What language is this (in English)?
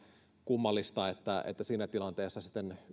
Finnish